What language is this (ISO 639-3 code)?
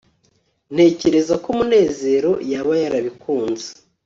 kin